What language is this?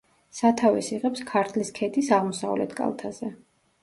Georgian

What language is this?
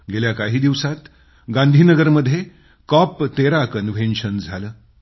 Marathi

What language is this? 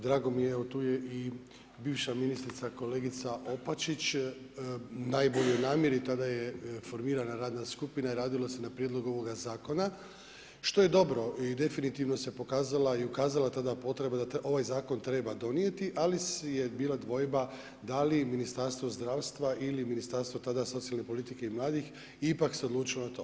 Croatian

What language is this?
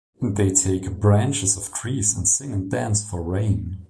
English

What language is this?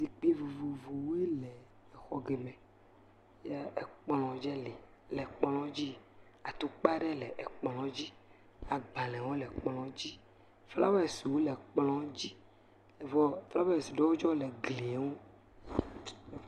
Ewe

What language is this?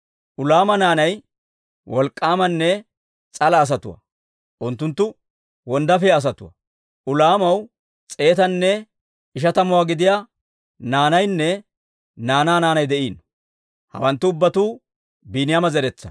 Dawro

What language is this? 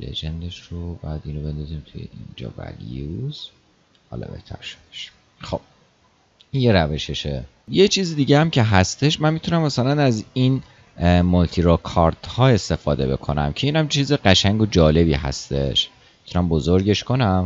Persian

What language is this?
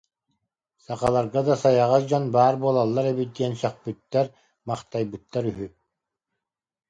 Yakut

